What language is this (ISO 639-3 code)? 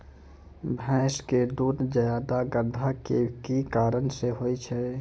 mai